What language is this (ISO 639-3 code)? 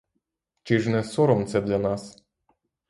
ukr